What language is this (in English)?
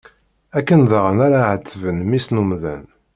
Kabyle